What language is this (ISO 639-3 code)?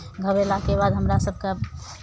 mai